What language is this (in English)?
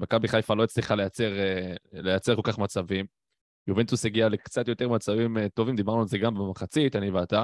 Hebrew